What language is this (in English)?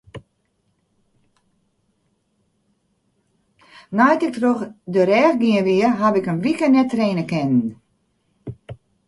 Western Frisian